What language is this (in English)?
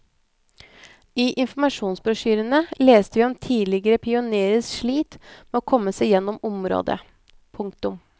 Norwegian